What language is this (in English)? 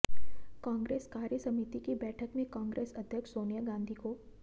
Hindi